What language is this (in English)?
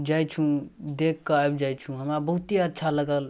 Maithili